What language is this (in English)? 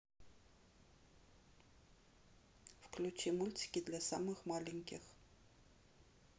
Russian